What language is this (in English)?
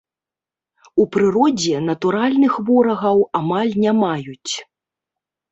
Belarusian